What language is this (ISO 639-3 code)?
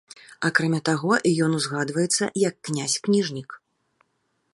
bel